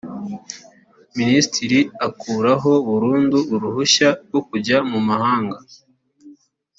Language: Kinyarwanda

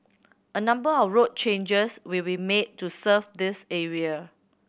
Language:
English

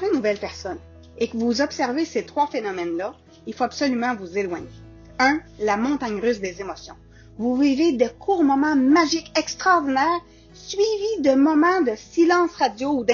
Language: French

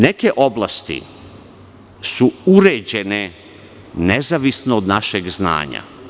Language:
Serbian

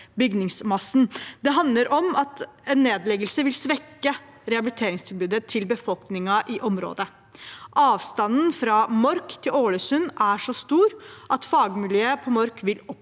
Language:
Norwegian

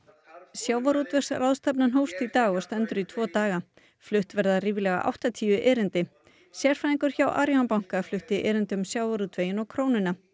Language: Icelandic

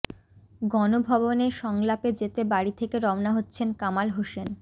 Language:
Bangla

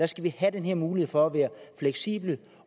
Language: Danish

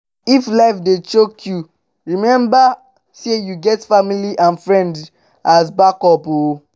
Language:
Nigerian Pidgin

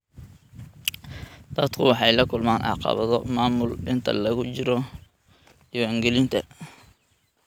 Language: Somali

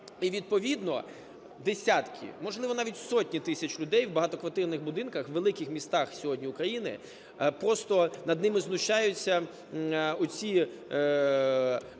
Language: Ukrainian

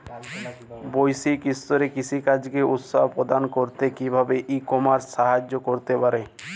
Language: Bangla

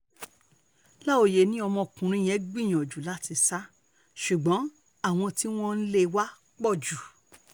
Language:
Yoruba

